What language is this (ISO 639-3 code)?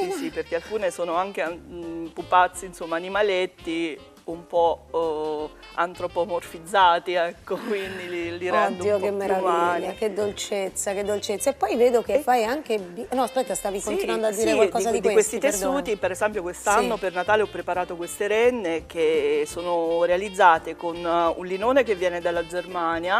ita